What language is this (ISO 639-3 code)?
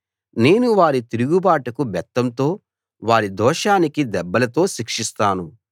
tel